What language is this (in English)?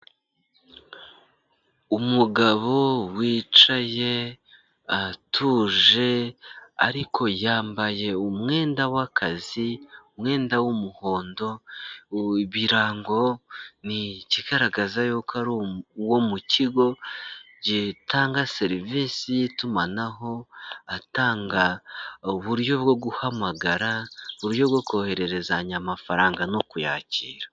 Kinyarwanda